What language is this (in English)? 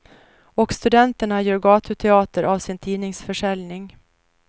Swedish